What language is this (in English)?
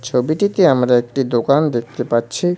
Bangla